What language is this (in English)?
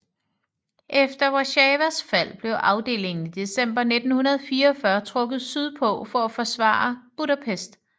Danish